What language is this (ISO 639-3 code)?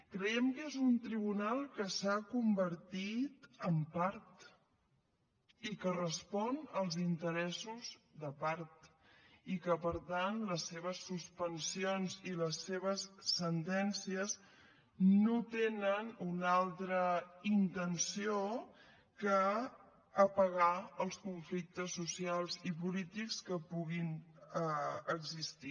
cat